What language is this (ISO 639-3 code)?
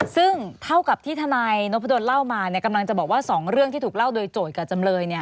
tha